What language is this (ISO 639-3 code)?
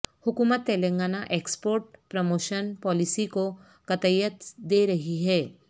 urd